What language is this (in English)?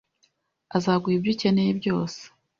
Kinyarwanda